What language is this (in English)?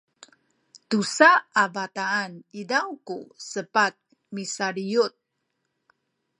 Sakizaya